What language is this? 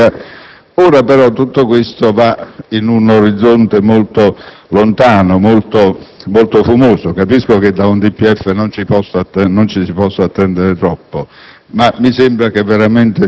Italian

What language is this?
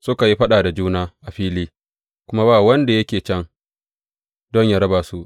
Hausa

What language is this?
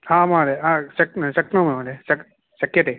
Sanskrit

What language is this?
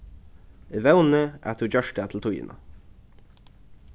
Faroese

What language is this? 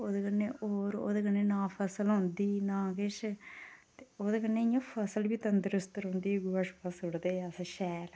Dogri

